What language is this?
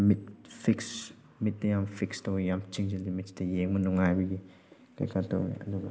Manipuri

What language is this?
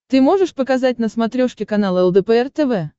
Russian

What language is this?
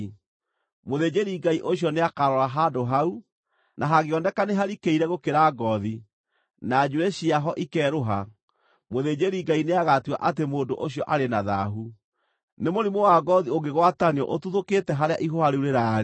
Kikuyu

